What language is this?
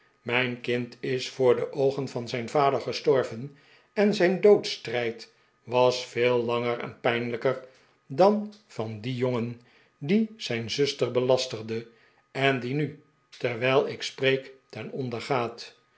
Dutch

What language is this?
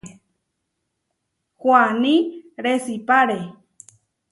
Huarijio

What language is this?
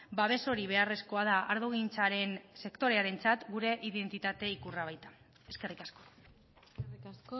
Basque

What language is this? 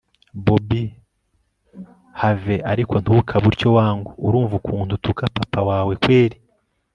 Kinyarwanda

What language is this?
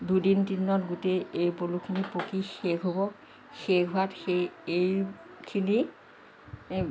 Assamese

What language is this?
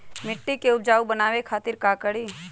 Magahi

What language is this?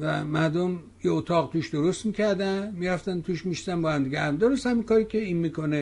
Persian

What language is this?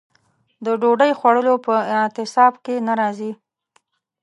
Pashto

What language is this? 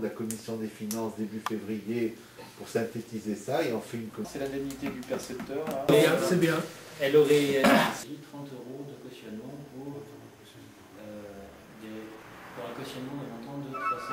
French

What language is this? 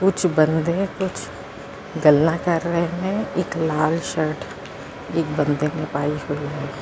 Punjabi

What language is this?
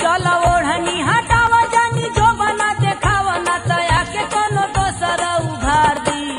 Hindi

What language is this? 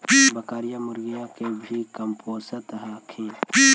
Magahi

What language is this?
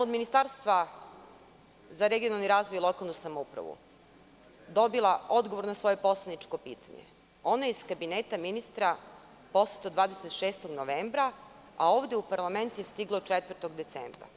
Serbian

